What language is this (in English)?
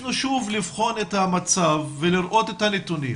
Hebrew